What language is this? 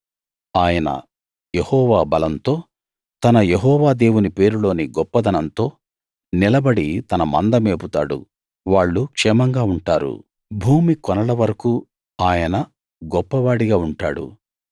Telugu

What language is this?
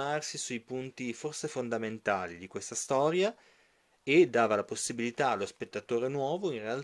Italian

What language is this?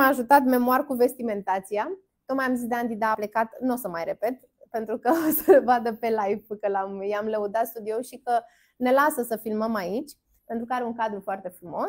Romanian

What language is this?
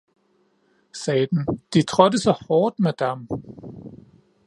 Danish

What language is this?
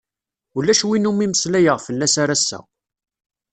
Kabyle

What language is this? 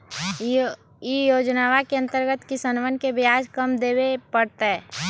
Magahi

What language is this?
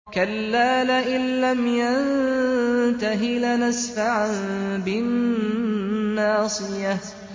Arabic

